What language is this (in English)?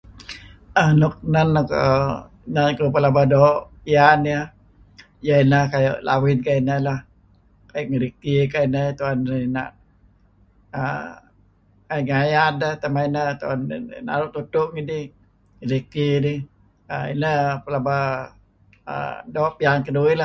Kelabit